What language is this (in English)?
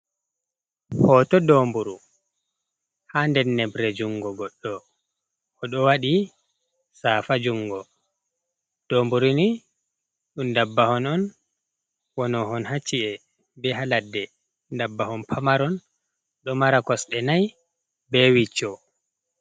Fula